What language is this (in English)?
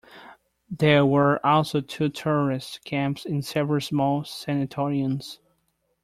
English